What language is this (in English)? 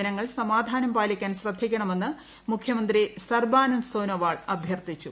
Malayalam